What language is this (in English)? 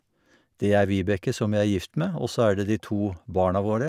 Norwegian